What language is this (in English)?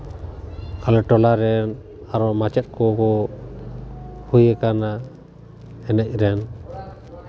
Santali